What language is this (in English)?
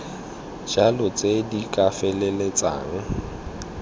Tswana